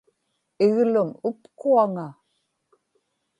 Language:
Inupiaq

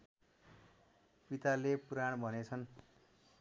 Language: Nepali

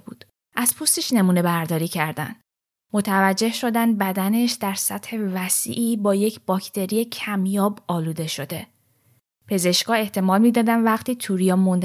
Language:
Persian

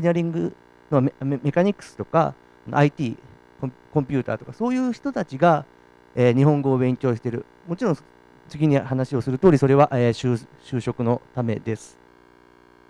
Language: Japanese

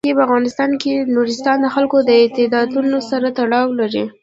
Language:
Pashto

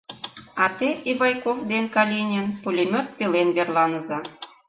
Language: Mari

